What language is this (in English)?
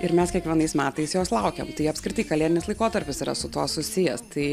Lithuanian